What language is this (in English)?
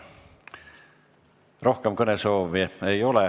Estonian